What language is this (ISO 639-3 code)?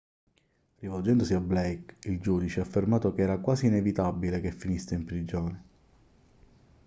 ita